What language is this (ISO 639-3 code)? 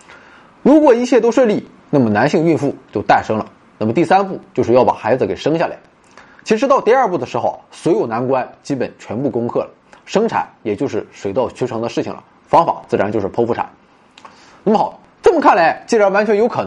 zho